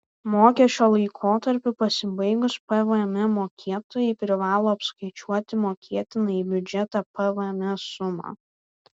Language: Lithuanian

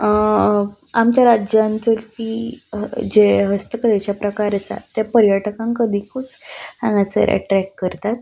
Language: Konkani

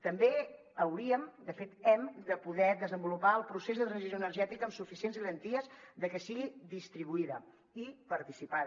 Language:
Catalan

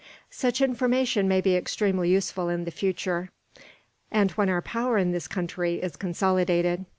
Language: English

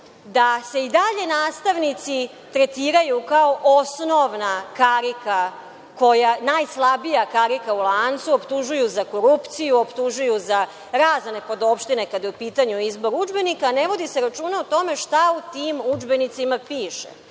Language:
Serbian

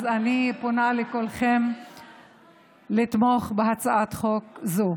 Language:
Hebrew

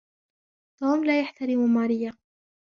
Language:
Arabic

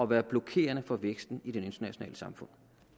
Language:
Danish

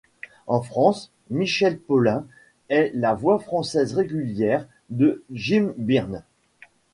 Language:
French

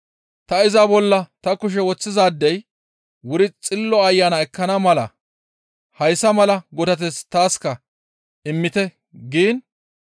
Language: Gamo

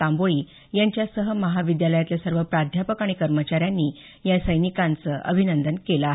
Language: Marathi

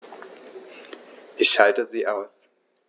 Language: German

